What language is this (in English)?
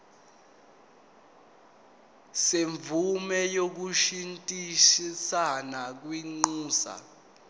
Zulu